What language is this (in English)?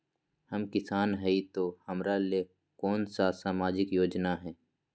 Magahi